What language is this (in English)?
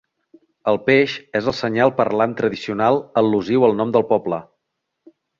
Catalan